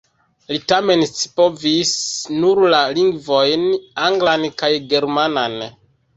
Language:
Esperanto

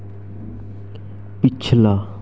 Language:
Dogri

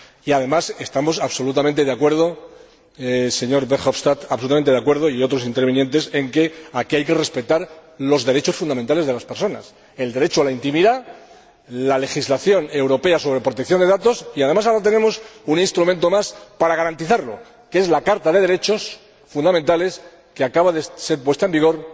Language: Spanish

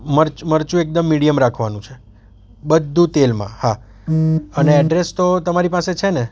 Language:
Gujarati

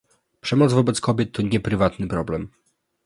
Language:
Polish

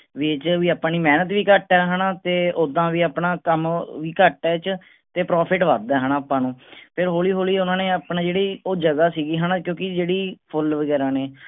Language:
Punjabi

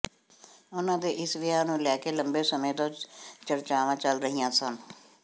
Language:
Punjabi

